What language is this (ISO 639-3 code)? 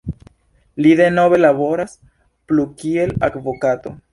epo